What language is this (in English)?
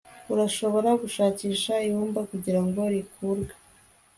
Kinyarwanda